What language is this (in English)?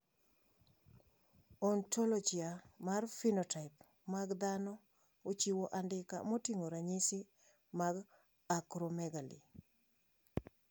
Luo (Kenya and Tanzania)